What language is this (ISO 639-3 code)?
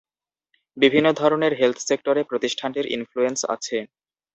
ben